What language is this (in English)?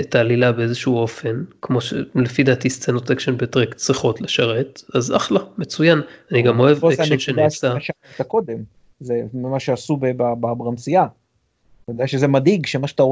Hebrew